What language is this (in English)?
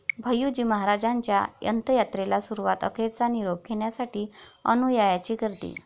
Marathi